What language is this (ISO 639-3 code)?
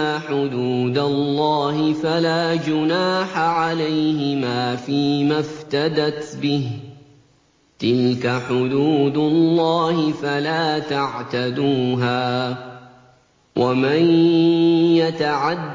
ara